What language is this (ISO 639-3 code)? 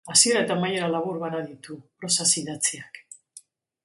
eus